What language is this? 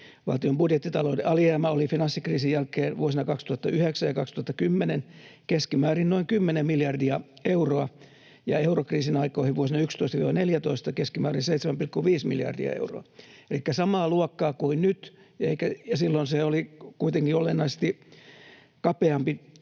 Finnish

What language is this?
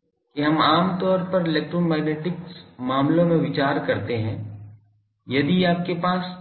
Hindi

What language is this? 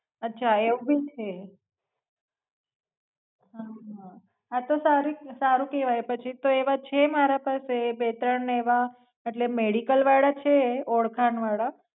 Gujarati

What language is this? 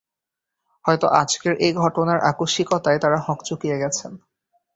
Bangla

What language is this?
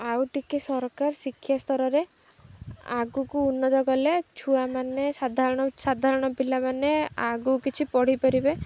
Odia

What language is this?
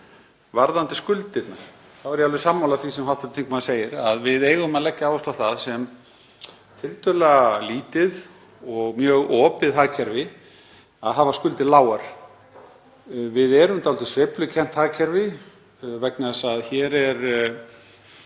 Icelandic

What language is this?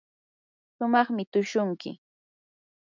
Yanahuanca Pasco Quechua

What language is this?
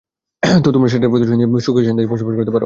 Bangla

